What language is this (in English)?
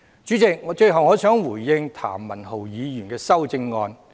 Cantonese